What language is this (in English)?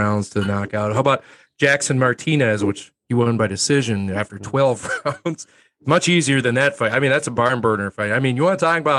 English